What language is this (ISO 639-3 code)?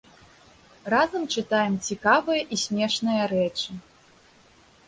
bel